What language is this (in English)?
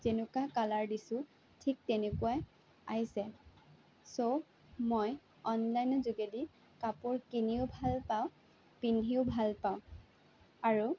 Assamese